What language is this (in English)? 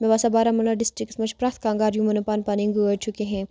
Kashmiri